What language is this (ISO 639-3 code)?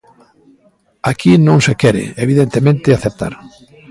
glg